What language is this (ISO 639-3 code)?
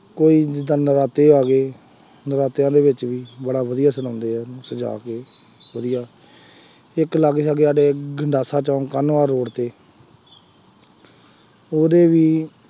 pan